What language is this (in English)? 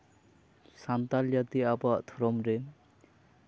Santali